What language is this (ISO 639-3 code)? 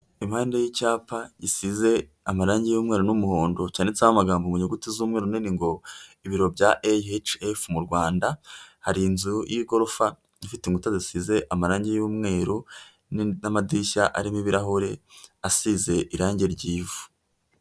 kin